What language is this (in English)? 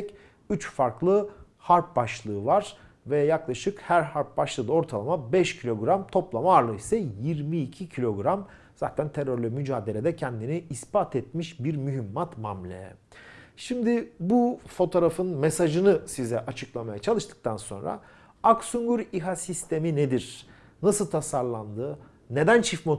Turkish